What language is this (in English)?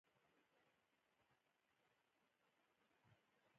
Pashto